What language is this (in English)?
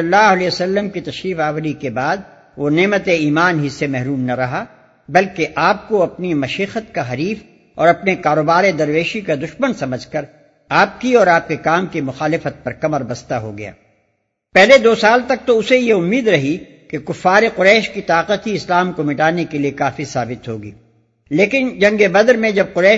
Urdu